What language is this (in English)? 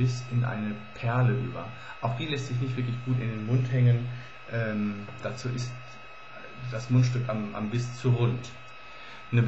German